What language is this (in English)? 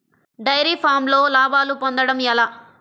Telugu